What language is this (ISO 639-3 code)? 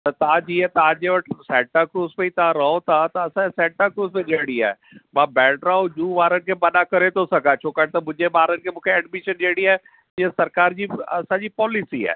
snd